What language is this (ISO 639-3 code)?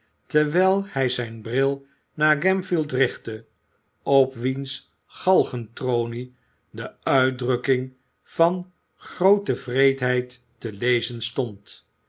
nld